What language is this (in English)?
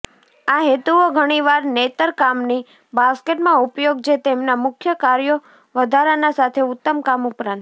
Gujarati